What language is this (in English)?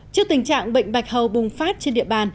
Vietnamese